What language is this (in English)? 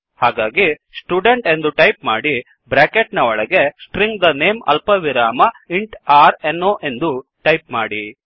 Kannada